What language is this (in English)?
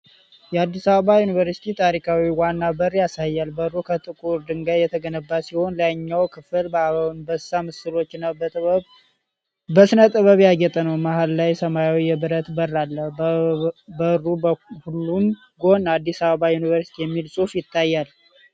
Amharic